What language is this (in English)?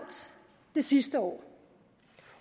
Danish